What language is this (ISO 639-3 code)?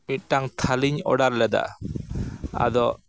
sat